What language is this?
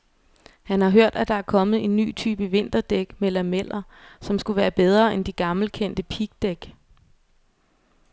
Danish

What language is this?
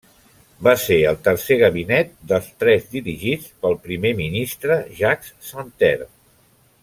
Catalan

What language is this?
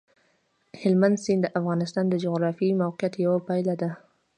Pashto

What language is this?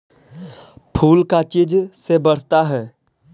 Magahi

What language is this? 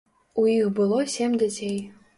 Belarusian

